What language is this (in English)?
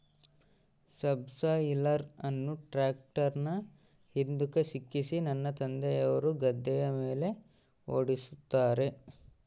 Kannada